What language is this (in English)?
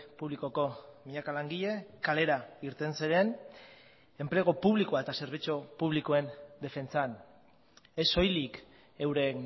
Basque